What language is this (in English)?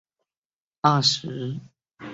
Chinese